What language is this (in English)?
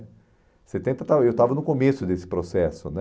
Portuguese